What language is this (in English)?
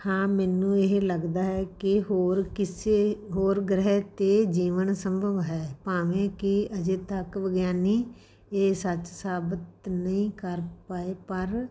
Punjabi